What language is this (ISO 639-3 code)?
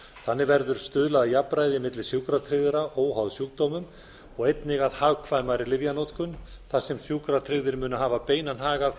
isl